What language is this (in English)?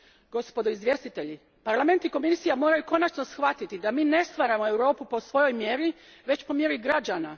Croatian